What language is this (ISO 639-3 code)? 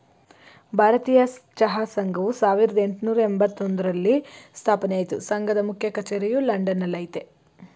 kan